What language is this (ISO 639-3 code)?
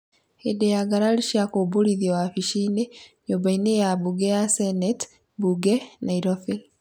kik